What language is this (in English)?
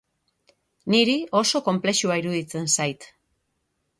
Basque